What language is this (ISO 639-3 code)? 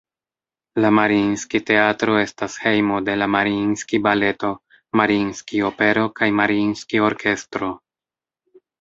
epo